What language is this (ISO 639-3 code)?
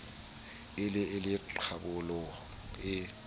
sot